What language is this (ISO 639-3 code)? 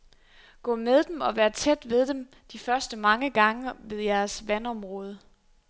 dan